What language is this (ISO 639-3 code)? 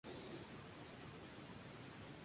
spa